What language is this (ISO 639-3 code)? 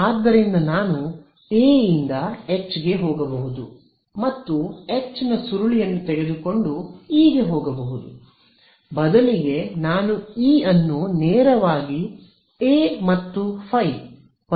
kan